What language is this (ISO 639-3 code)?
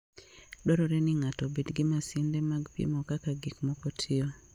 luo